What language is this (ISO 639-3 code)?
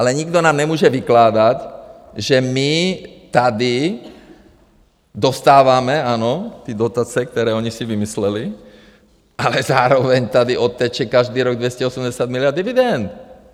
ces